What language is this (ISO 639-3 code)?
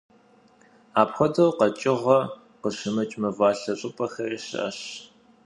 kbd